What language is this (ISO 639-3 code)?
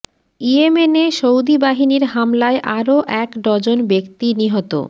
ben